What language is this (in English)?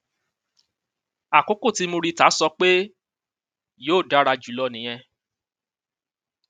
Yoruba